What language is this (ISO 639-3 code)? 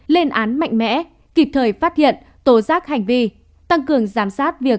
vie